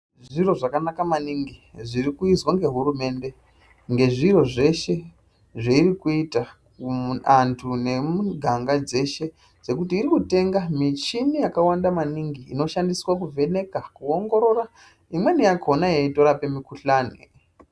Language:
Ndau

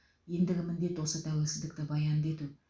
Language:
Kazakh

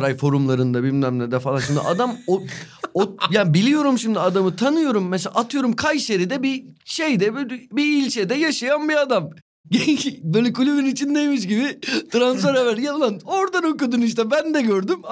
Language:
Turkish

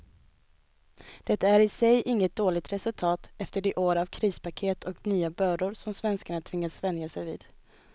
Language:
Swedish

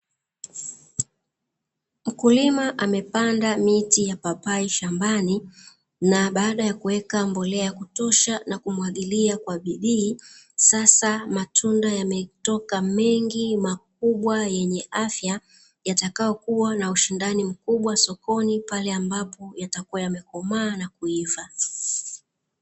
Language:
Swahili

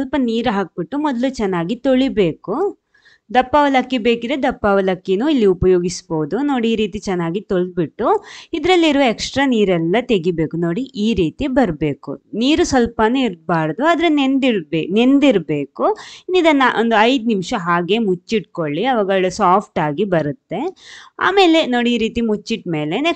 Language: Kannada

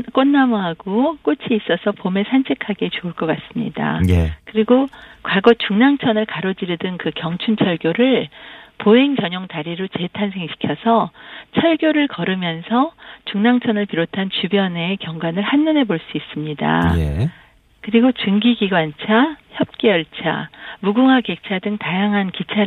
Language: Korean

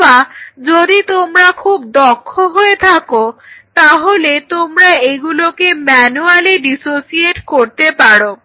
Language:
Bangla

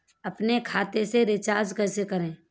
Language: Hindi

